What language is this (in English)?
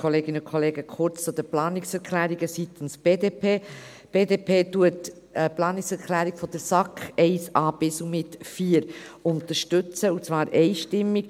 Swiss German